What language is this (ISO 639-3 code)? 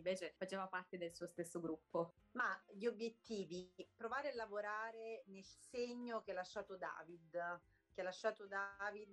ita